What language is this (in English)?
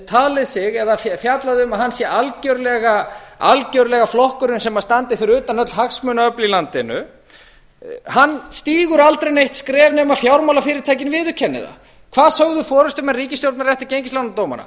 Icelandic